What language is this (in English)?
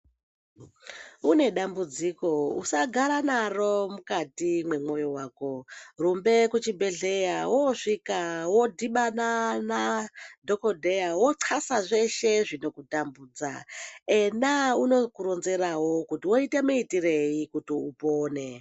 Ndau